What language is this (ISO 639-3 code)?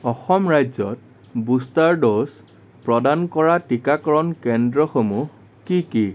asm